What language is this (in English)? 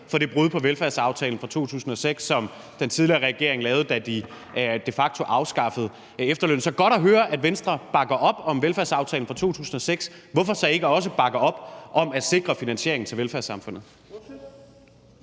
Danish